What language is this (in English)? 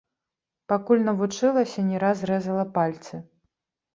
Belarusian